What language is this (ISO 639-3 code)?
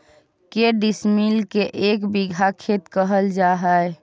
mag